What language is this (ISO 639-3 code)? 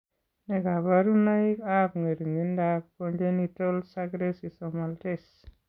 kln